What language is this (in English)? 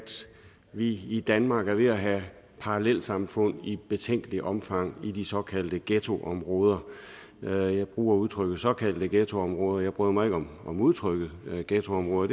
Danish